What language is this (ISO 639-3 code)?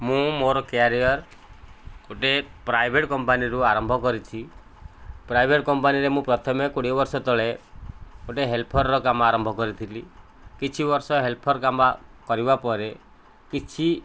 ori